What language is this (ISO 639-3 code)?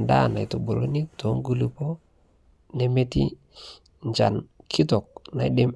mas